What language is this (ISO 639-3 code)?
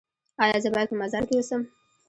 pus